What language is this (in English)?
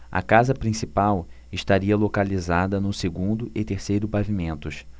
Portuguese